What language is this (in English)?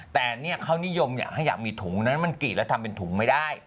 Thai